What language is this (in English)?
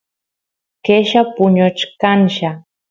Santiago del Estero Quichua